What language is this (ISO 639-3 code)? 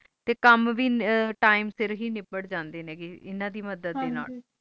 pan